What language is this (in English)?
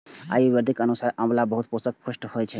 Maithili